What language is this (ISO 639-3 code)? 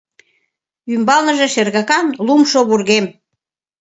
chm